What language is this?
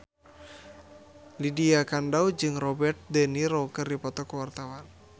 Sundanese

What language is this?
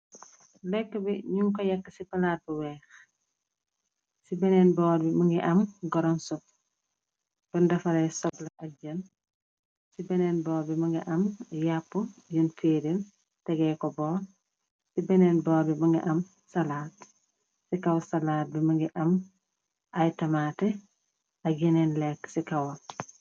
Wolof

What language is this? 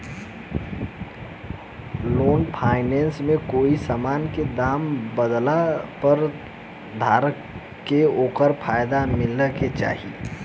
Bhojpuri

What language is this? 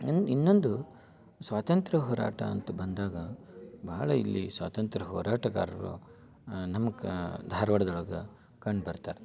Kannada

